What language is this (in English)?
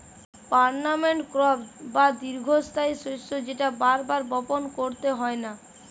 Bangla